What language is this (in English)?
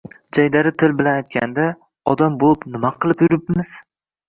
Uzbek